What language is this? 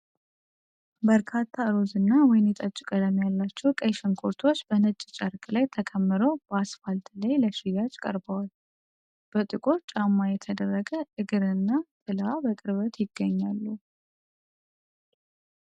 Amharic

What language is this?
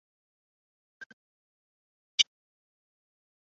Chinese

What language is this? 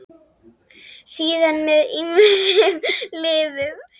Icelandic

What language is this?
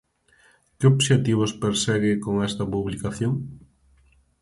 Galician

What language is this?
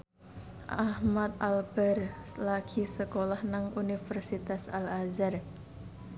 Javanese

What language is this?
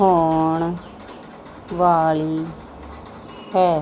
Punjabi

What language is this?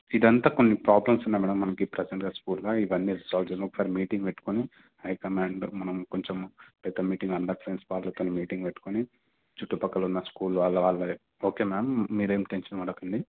Telugu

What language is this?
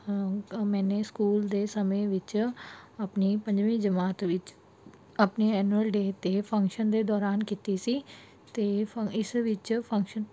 Punjabi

